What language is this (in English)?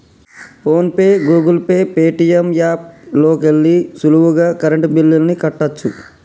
Telugu